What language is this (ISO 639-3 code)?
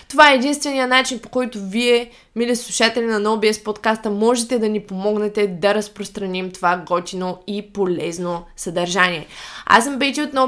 bul